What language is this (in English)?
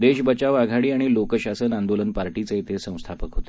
Marathi